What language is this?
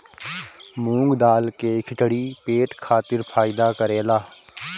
Bhojpuri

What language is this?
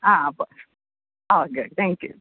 Konkani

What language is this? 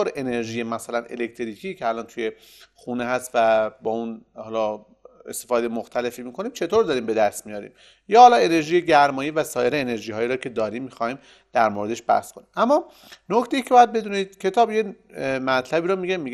Persian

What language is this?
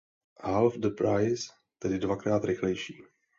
Czech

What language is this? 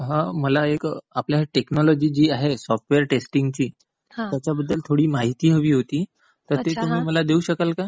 Marathi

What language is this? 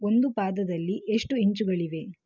Kannada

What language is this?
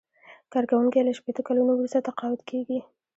Pashto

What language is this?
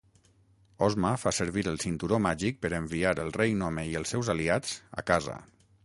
Catalan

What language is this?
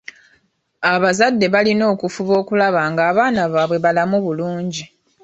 Ganda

